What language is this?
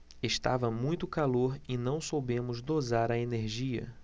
Portuguese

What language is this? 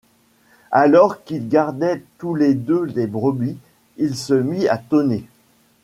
French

